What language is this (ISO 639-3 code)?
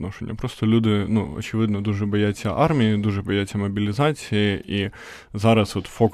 ukr